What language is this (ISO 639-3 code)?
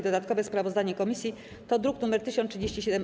pol